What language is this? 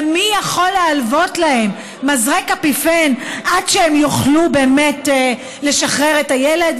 Hebrew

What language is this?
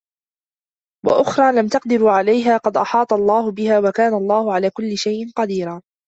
Arabic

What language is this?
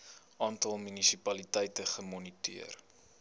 Afrikaans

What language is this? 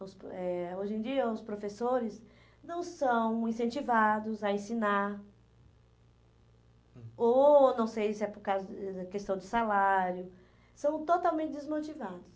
Portuguese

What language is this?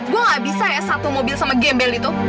Indonesian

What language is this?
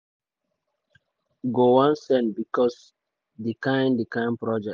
Nigerian Pidgin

